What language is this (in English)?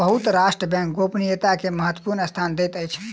Maithili